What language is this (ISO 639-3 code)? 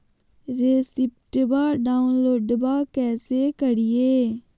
mag